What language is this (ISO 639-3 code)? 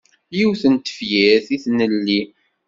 kab